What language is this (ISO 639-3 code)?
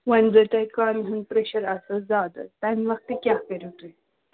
kas